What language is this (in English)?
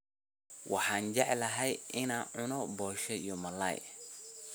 Somali